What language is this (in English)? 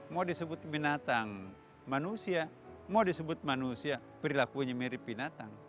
Indonesian